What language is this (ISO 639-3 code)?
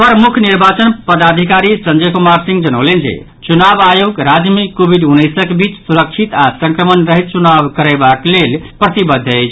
mai